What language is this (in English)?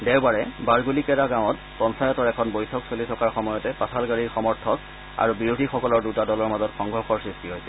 Assamese